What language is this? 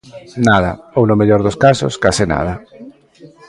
Galician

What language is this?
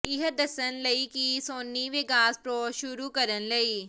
Punjabi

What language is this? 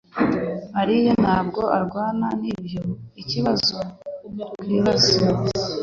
Kinyarwanda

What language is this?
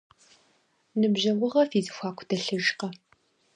Kabardian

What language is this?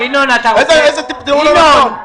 Hebrew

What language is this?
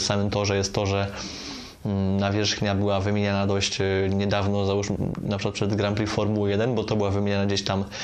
Polish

